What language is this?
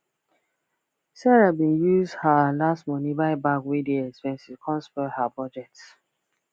Nigerian Pidgin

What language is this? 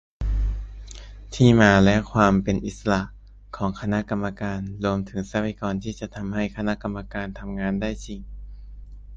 Thai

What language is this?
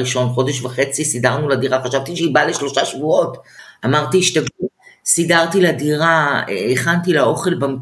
Hebrew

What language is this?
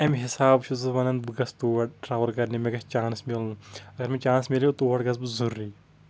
Kashmiri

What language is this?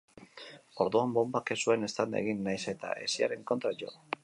Basque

